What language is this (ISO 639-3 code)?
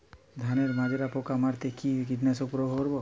ben